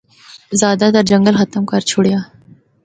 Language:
Northern Hindko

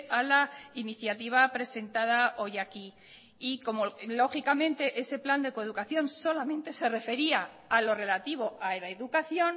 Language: Spanish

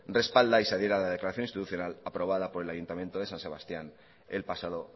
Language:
Spanish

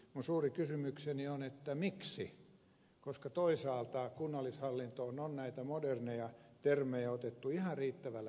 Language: Finnish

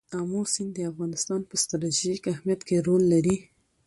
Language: Pashto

